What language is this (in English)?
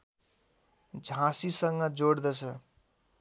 Nepali